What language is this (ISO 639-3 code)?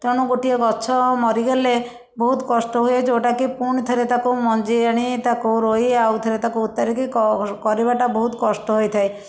ori